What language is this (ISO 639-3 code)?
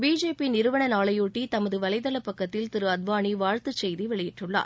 tam